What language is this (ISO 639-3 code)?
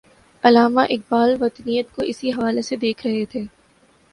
urd